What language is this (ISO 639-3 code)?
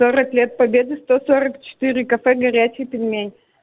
rus